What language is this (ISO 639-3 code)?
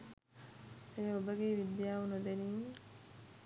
sin